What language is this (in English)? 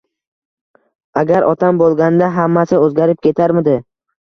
Uzbek